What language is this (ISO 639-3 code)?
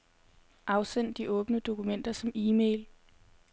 dan